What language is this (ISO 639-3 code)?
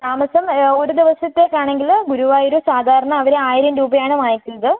mal